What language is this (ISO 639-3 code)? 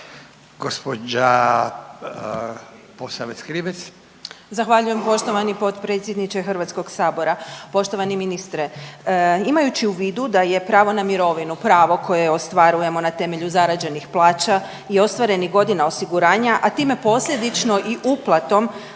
hrv